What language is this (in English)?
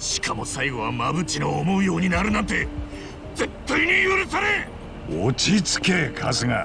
Japanese